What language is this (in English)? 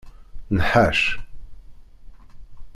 Kabyle